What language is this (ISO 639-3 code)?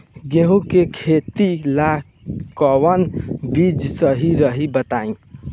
bho